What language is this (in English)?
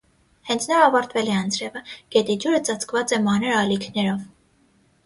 Armenian